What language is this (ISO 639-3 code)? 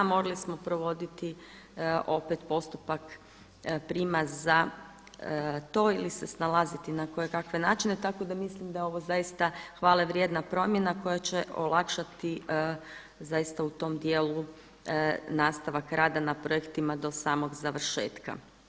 hrv